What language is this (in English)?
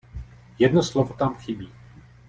Czech